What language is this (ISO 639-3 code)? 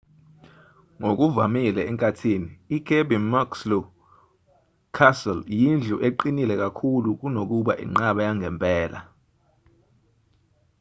zul